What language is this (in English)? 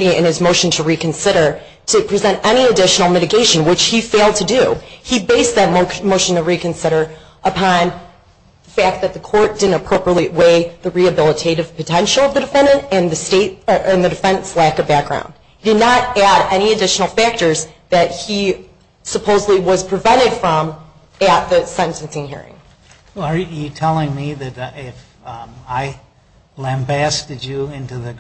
English